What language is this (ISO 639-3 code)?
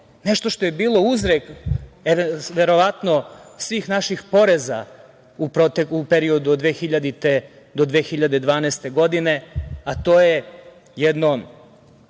srp